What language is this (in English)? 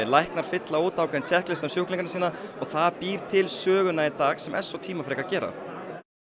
Icelandic